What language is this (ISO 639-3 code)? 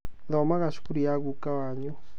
kik